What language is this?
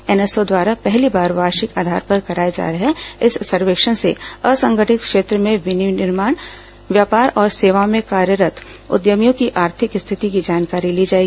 Hindi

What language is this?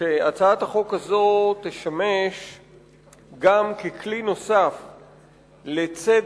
Hebrew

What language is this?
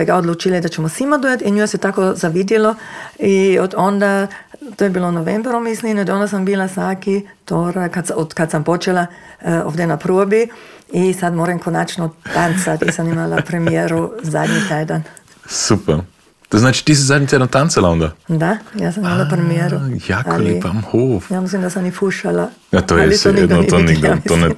Croatian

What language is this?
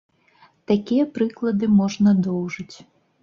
Belarusian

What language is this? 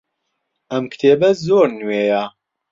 Central Kurdish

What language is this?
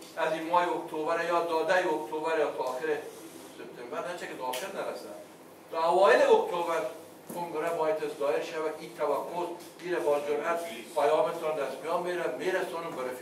Persian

